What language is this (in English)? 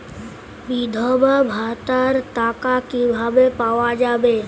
Bangla